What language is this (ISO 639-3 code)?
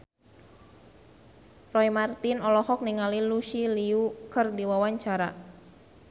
sun